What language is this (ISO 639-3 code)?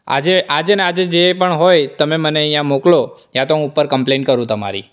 guj